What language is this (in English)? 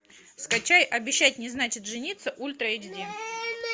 Russian